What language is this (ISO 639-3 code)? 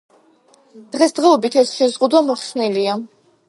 kat